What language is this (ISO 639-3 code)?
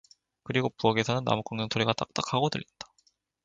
kor